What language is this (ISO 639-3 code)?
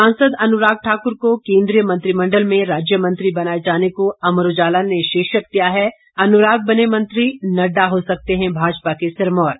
hin